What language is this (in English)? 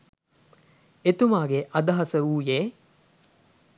Sinhala